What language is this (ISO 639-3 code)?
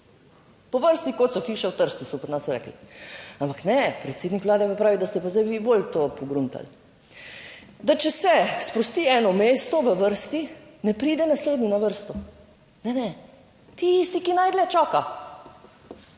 slv